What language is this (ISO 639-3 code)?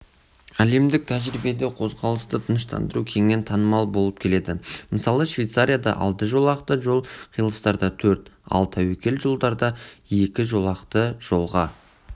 kaz